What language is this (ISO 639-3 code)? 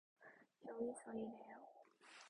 kor